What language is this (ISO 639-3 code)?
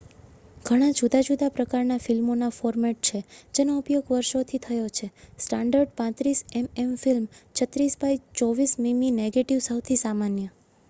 guj